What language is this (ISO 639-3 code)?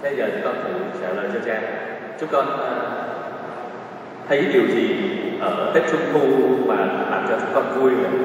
vie